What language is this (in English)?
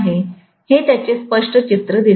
Marathi